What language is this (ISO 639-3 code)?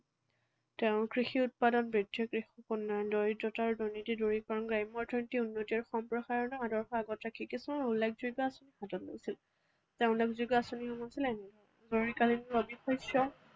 asm